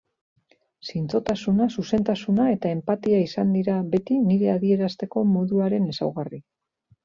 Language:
Basque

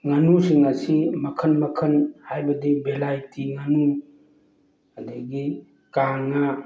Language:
Manipuri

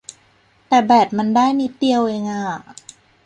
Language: Thai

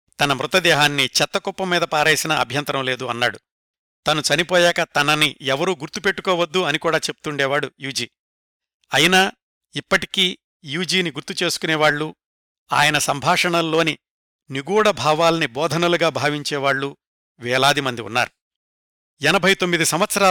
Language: Telugu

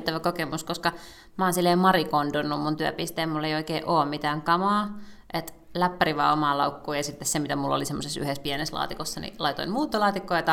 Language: Finnish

